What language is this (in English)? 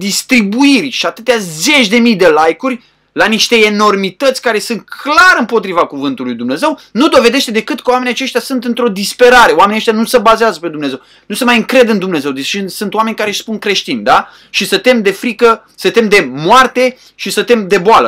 Romanian